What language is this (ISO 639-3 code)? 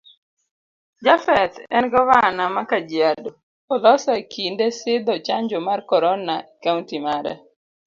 luo